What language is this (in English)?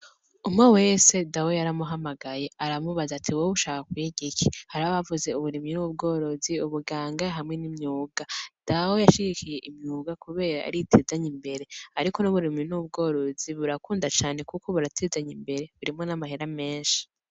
Rundi